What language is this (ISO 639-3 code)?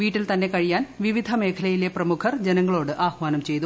mal